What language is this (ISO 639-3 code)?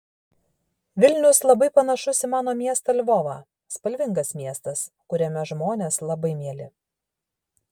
lit